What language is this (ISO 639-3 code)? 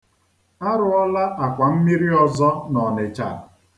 ibo